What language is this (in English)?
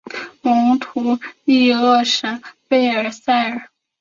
Chinese